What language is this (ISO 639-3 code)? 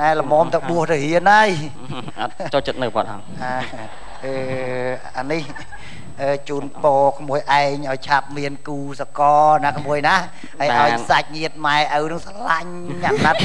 vie